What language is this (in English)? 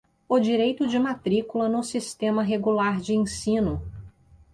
Portuguese